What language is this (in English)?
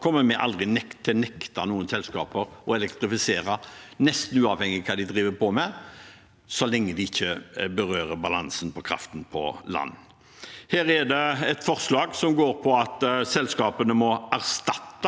Norwegian